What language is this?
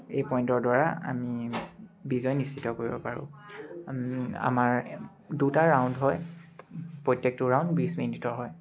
Assamese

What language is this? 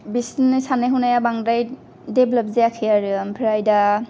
Bodo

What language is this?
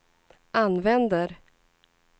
Swedish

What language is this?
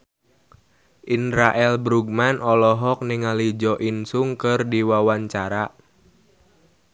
Sundanese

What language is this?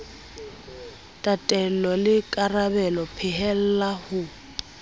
Southern Sotho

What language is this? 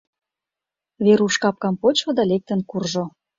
Mari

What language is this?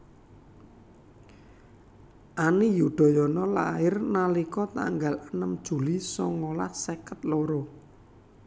Javanese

